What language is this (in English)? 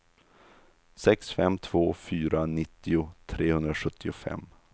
Swedish